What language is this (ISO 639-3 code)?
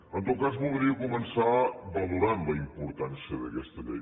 cat